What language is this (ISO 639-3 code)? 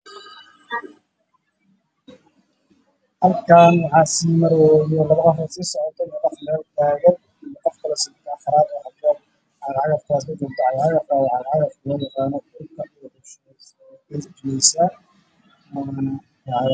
som